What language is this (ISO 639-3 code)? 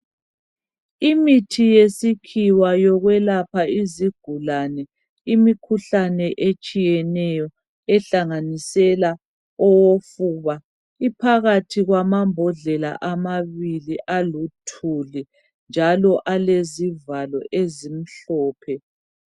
nde